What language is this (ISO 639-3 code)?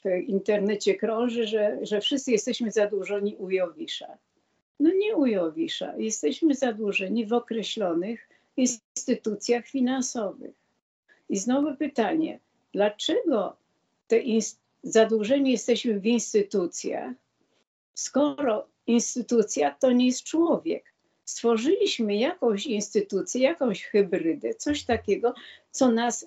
pol